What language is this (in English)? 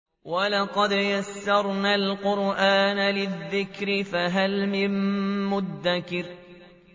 Arabic